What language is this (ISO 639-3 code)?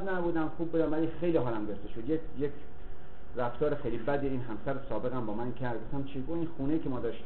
fas